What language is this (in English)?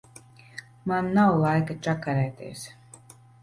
Latvian